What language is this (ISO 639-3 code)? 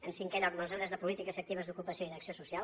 cat